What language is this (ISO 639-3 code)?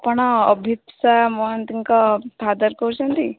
ori